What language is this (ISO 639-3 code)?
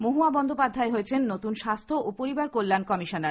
ben